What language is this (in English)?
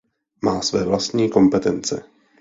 Czech